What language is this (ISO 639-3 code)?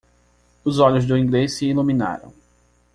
por